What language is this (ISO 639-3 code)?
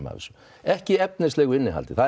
isl